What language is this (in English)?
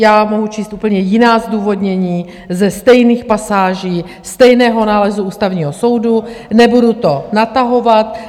Czech